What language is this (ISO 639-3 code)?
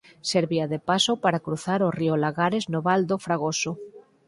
glg